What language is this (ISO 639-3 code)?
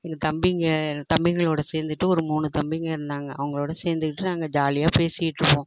tam